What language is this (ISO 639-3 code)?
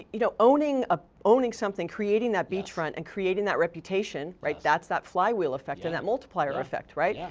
eng